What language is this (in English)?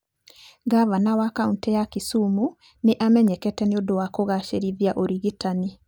Kikuyu